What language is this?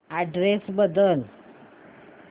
Marathi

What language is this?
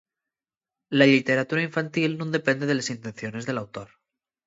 Asturian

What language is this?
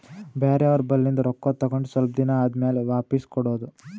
Kannada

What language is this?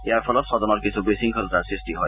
Assamese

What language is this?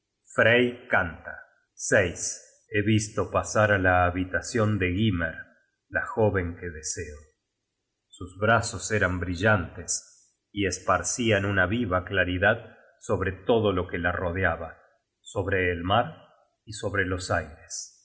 Spanish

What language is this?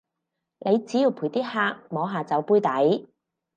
Cantonese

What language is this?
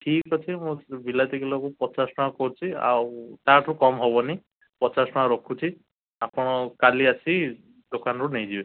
Odia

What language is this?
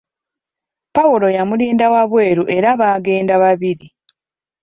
Ganda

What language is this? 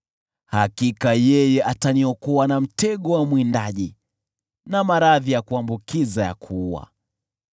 Swahili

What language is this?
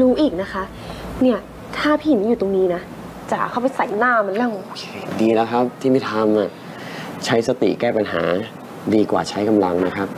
Thai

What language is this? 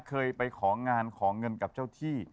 Thai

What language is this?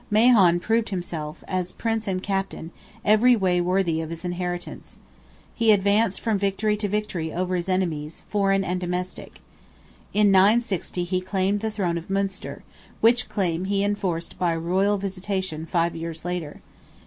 English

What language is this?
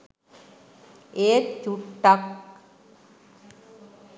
Sinhala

